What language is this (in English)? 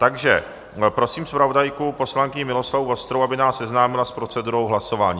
Czech